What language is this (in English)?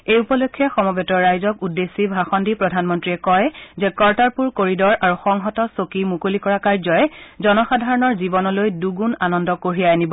Assamese